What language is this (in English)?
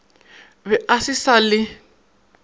Northern Sotho